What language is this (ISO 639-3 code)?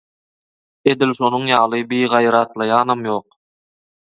tuk